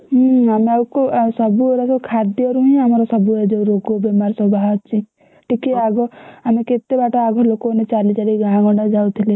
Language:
Odia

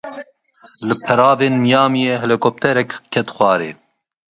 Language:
Kurdish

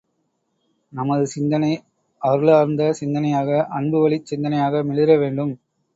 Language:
Tamil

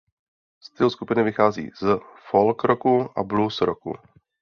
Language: Czech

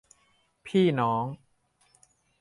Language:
Thai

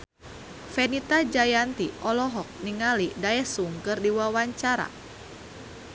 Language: Sundanese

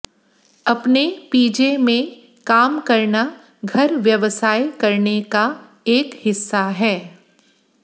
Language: Hindi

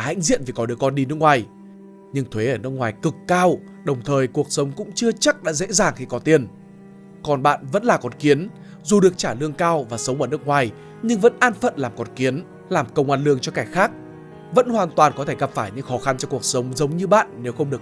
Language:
Vietnamese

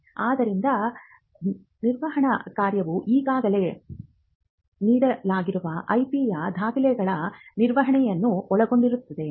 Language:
Kannada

